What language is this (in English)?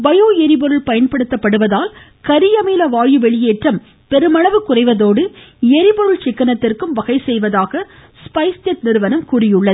Tamil